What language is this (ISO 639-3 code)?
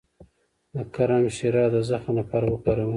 pus